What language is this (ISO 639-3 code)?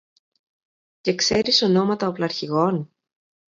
ell